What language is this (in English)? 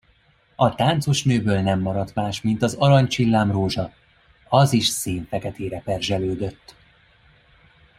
Hungarian